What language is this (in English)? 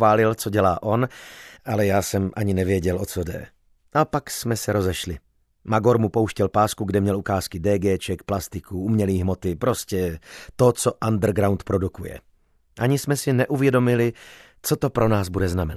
Czech